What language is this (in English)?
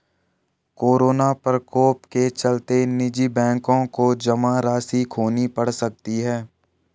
Hindi